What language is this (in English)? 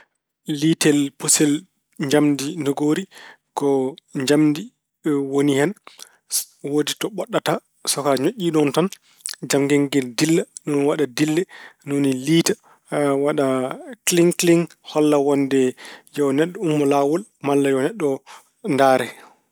Fula